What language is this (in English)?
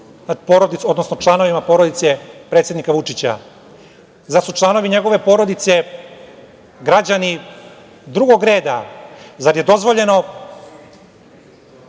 Serbian